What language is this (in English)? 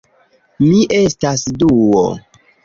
Esperanto